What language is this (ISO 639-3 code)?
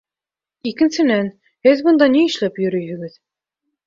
bak